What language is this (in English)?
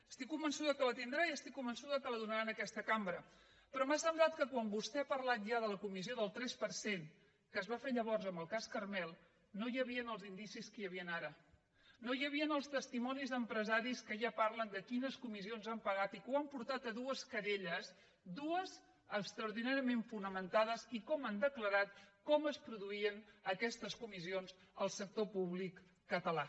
Catalan